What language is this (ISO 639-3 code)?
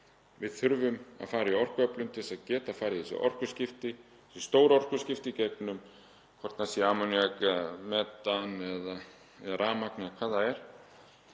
isl